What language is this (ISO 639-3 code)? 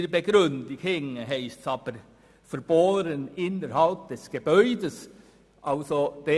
gsw